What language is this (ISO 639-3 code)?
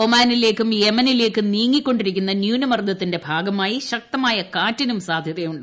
mal